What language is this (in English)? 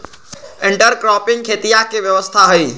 Magahi